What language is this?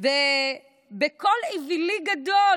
Hebrew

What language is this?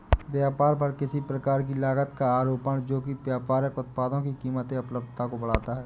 Hindi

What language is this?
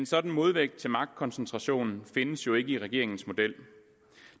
Danish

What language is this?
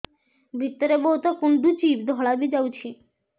Odia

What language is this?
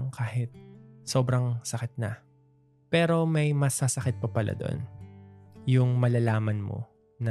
Filipino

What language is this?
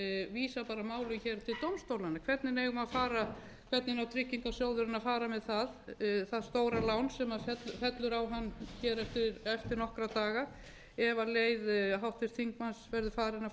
Icelandic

